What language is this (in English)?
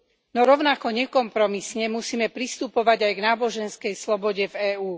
Slovak